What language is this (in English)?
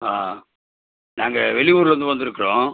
Tamil